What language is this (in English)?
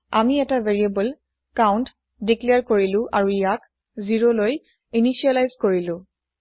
Assamese